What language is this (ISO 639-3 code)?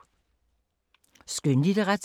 dan